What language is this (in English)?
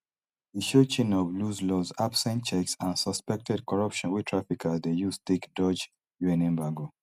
Nigerian Pidgin